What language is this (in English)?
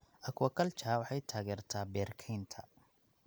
Somali